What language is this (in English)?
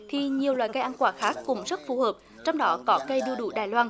Vietnamese